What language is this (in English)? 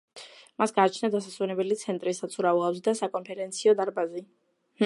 Georgian